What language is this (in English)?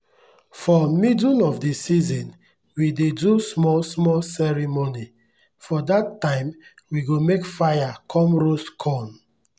Nigerian Pidgin